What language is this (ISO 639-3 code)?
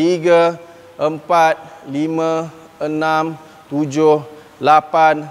msa